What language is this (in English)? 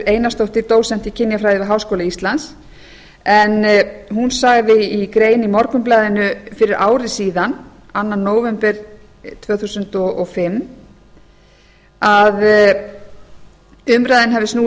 Icelandic